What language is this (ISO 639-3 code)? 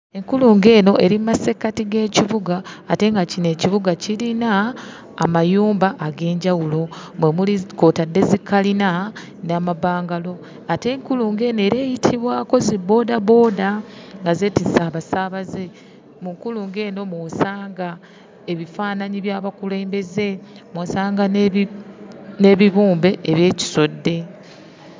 lug